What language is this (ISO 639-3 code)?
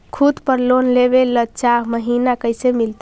mag